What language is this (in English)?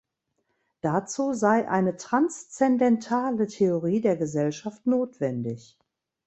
German